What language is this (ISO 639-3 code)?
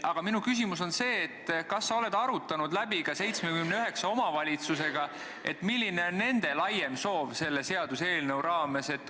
est